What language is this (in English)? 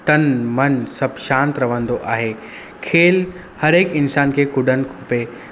Sindhi